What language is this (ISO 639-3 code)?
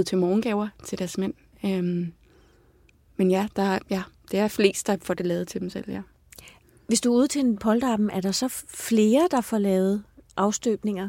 dan